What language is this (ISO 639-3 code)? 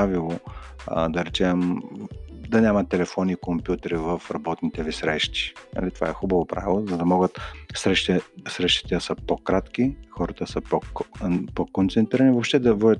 bul